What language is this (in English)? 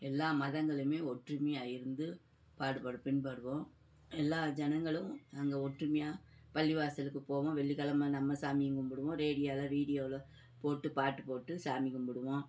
Tamil